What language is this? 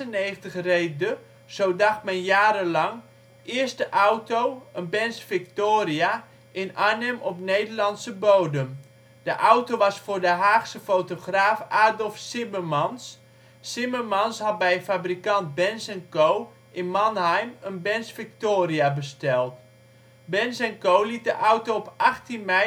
Dutch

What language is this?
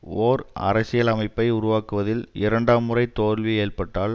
Tamil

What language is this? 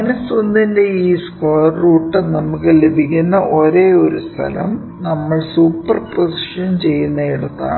Malayalam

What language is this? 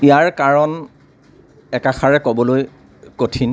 Assamese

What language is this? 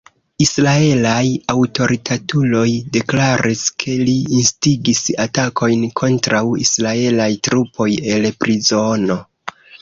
Esperanto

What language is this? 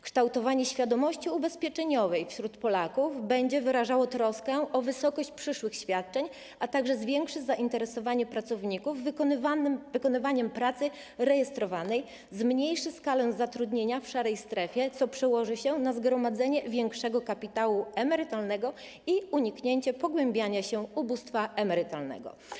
Polish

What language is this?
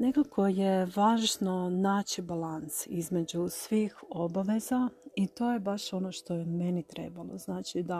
Croatian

